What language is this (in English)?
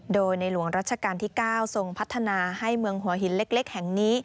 Thai